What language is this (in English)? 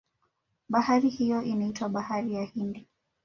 Swahili